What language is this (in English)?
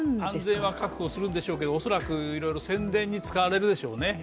Japanese